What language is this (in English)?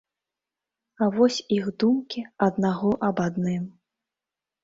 Belarusian